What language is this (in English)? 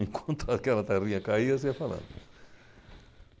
Portuguese